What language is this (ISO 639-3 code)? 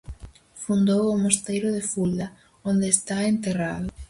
glg